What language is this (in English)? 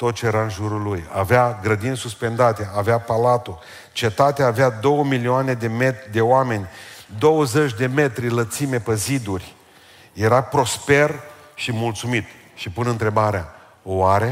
Romanian